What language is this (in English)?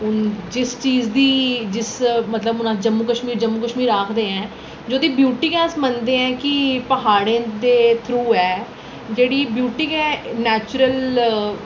Dogri